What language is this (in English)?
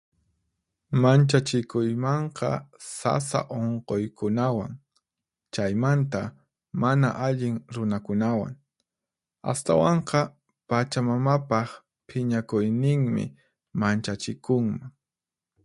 Puno Quechua